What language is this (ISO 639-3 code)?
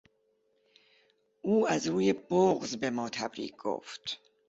fas